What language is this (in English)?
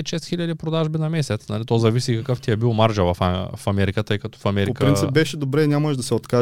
Bulgarian